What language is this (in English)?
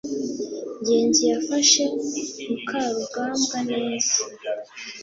Kinyarwanda